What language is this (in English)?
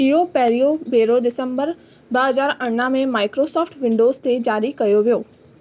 Sindhi